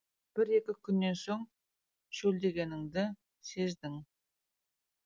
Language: Kazakh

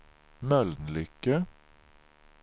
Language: Swedish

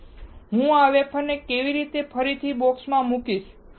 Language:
Gujarati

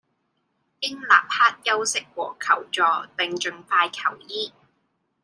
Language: Cantonese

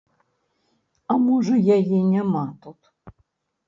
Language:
Belarusian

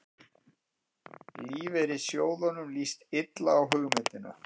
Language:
Icelandic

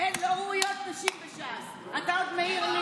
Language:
Hebrew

